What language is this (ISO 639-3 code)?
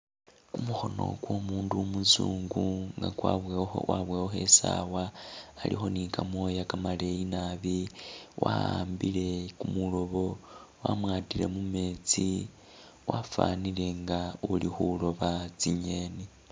myx